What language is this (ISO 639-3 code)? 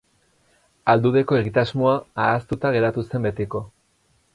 eus